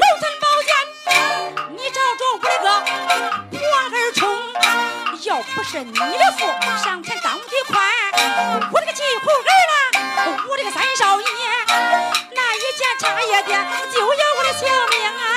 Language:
Chinese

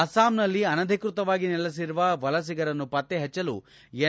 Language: Kannada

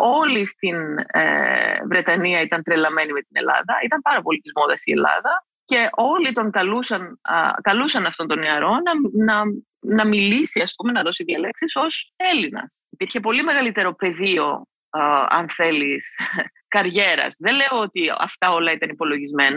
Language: Greek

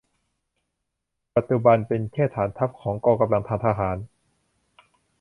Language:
Thai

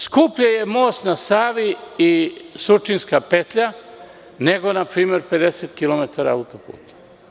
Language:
Serbian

